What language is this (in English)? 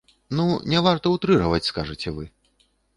Belarusian